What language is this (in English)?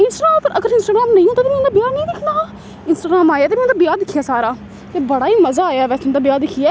Dogri